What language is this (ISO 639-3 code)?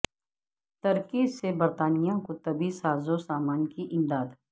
urd